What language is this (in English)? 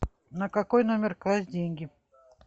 Russian